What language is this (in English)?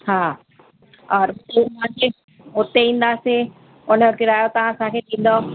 Sindhi